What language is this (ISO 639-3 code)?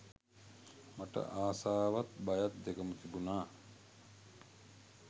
sin